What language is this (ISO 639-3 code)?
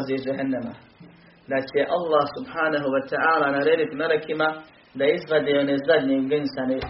hrv